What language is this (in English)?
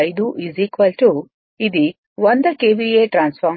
Telugu